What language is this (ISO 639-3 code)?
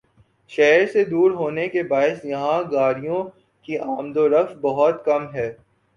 urd